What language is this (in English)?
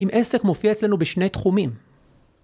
Hebrew